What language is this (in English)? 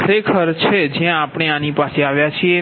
Gujarati